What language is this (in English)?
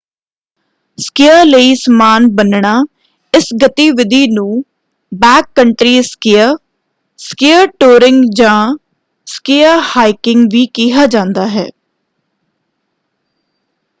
Punjabi